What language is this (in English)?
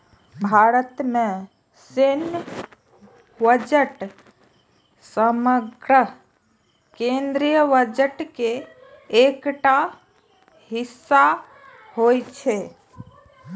Maithili